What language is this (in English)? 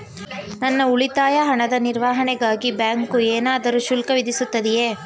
Kannada